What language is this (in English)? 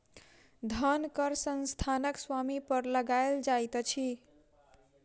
Maithili